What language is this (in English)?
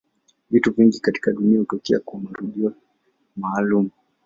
Swahili